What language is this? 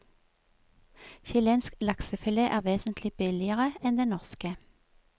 Norwegian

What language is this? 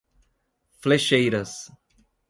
Portuguese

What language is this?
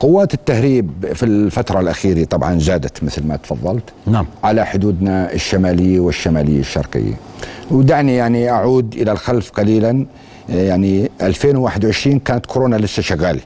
Arabic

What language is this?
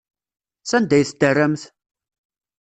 Kabyle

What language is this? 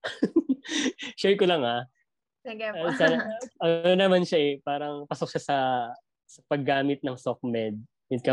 Filipino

